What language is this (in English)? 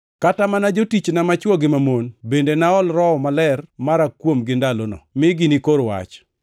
Luo (Kenya and Tanzania)